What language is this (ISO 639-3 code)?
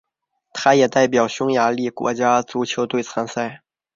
zho